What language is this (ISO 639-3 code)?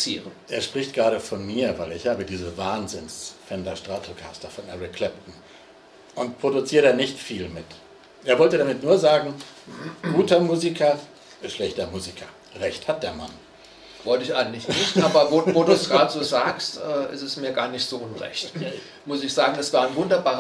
deu